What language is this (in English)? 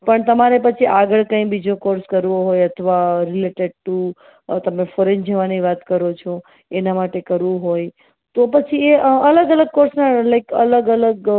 Gujarati